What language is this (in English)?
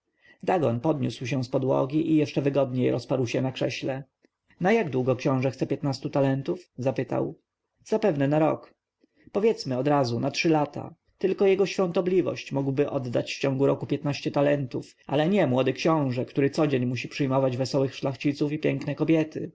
Polish